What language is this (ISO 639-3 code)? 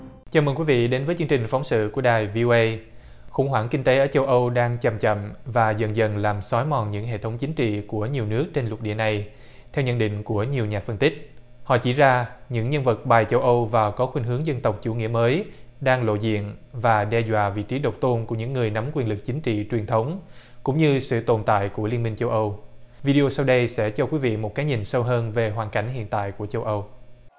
vie